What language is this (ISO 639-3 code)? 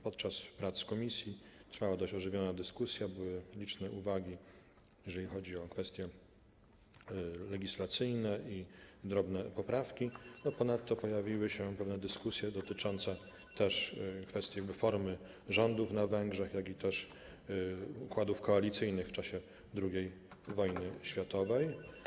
pol